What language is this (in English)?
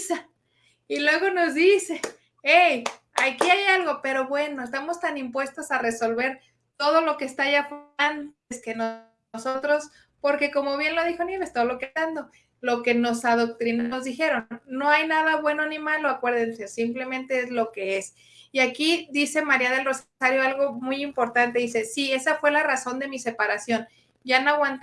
Spanish